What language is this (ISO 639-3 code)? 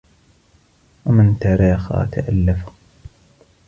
ara